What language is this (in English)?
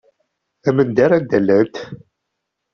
Kabyle